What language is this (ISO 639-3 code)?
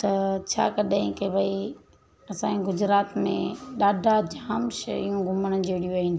snd